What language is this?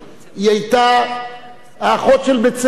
Hebrew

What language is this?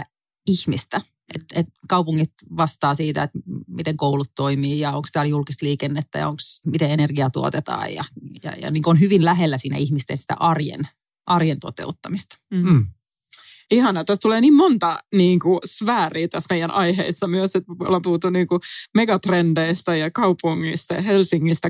Finnish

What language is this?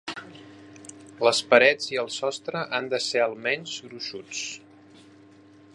Catalan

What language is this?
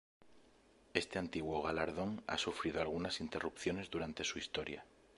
Spanish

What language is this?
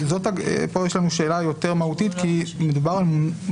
Hebrew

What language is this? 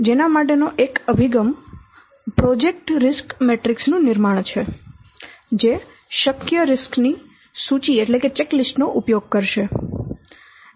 Gujarati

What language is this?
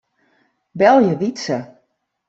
Western Frisian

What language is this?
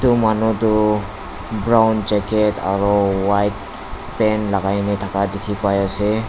Naga Pidgin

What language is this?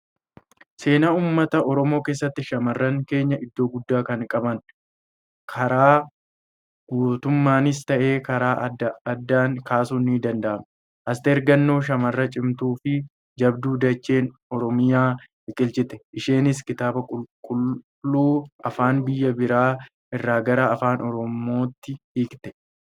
Oromo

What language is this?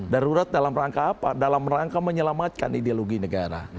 Indonesian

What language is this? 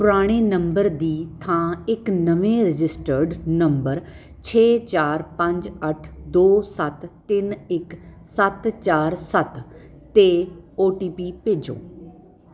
Punjabi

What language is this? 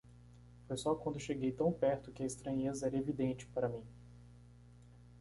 Portuguese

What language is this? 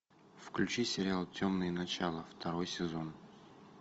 Russian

